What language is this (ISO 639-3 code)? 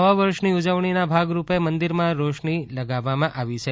guj